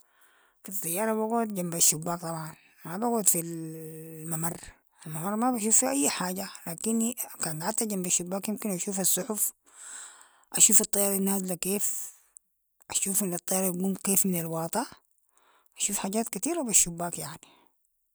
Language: Sudanese Arabic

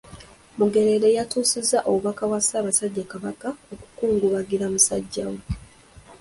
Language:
Ganda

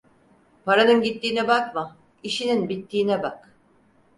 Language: Turkish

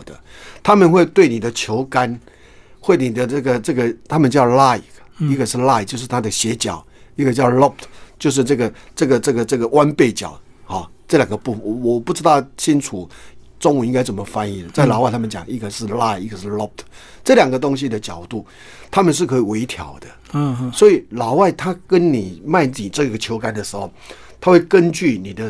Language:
Chinese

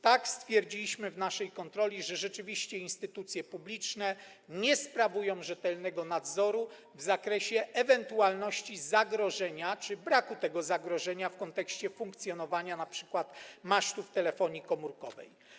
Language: Polish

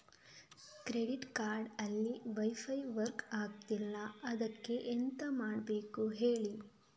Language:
Kannada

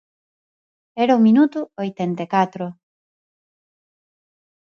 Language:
Galician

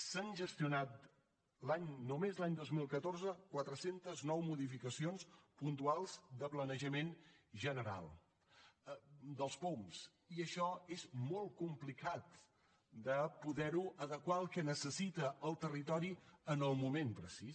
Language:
Catalan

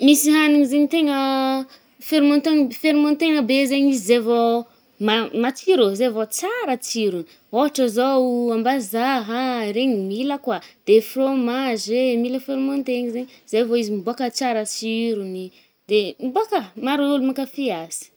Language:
Northern Betsimisaraka Malagasy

